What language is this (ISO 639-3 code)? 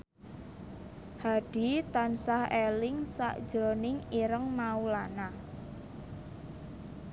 jav